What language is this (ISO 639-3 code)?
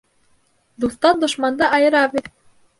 bak